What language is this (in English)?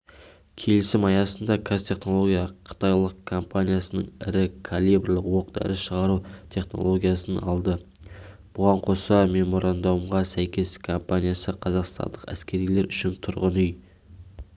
Kazakh